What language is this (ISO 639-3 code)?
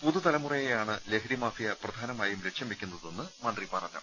mal